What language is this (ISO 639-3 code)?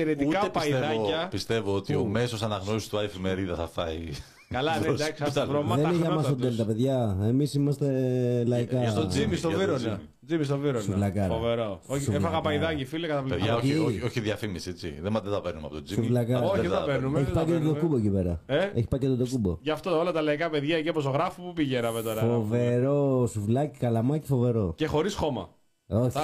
ell